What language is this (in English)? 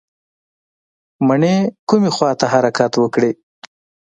Pashto